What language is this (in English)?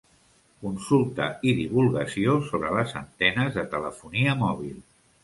Catalan